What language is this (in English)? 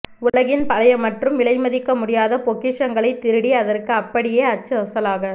Tamil